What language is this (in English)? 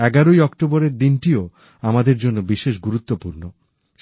Bangla